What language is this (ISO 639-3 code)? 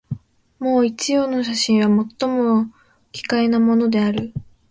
jpn